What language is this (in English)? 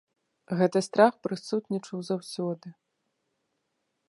Belarusian